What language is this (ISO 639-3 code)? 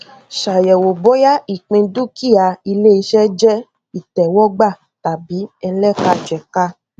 yor